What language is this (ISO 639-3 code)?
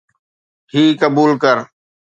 snd